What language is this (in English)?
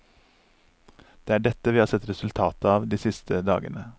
Norwegian